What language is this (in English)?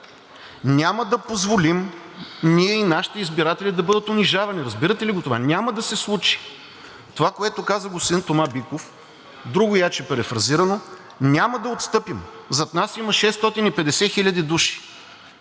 Bulgarian